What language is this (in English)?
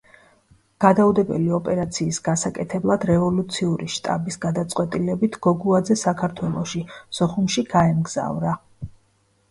Georgian